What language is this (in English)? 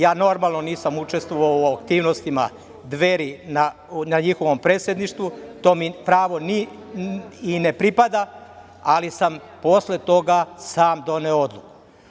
Serbian